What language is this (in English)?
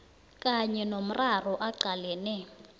South Ndebele